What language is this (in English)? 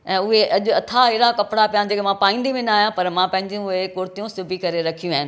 Sindhi